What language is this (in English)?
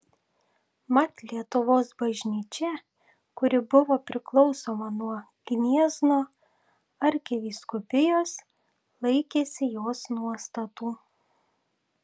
Lithuanian